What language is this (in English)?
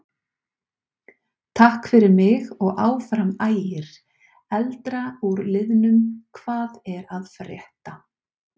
Icelandic